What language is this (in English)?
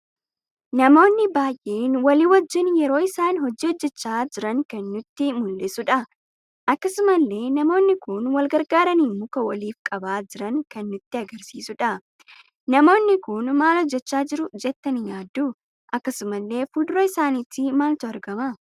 Oromo